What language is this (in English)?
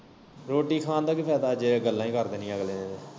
Punjabi